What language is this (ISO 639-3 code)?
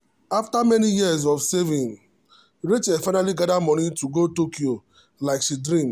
pcm